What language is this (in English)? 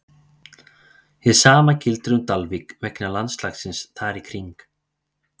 Icelandic